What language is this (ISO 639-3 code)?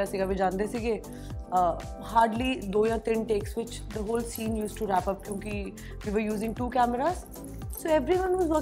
pan